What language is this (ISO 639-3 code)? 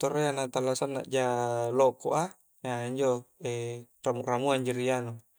kjc